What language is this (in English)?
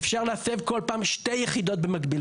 Hebrew